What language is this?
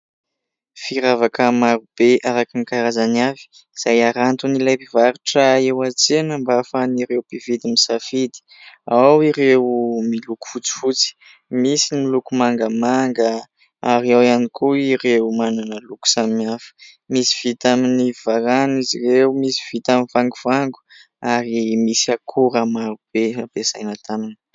Malagasy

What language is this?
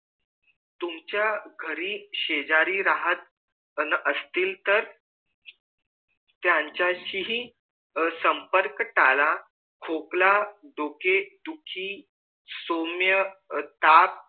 Marathi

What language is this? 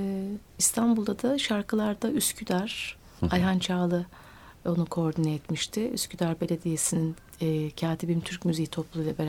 Turkish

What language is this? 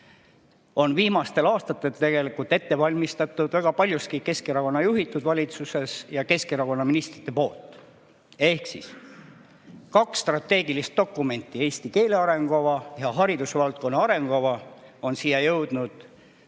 Estonian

